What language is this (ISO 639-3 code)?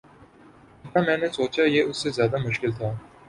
urd